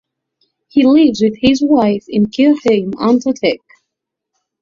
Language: English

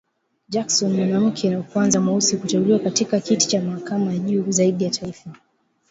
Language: Swahili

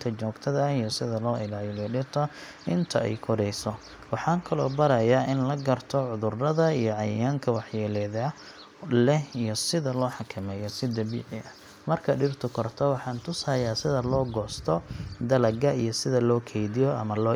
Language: Somali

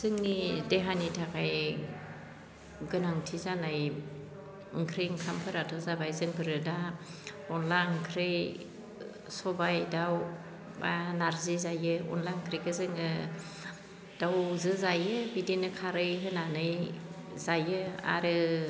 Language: Bodo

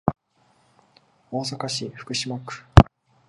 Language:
Japanese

